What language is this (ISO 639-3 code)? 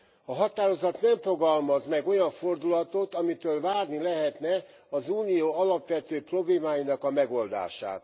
hun